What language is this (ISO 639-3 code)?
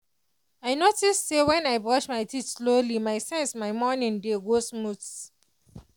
pcm